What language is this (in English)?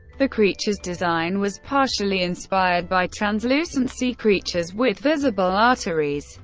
English